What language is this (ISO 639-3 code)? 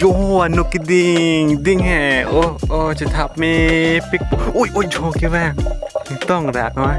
hin